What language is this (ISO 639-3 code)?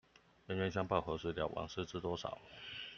zho